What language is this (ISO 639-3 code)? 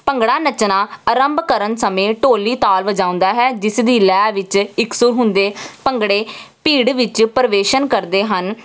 pan